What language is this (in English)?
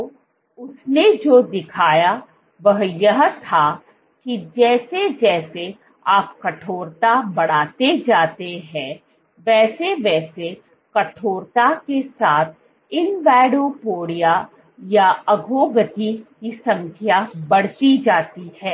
Hindi